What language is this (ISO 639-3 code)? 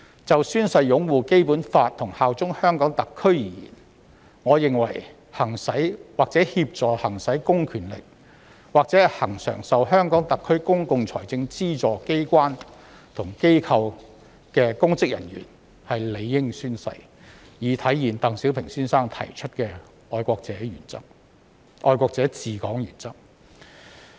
yue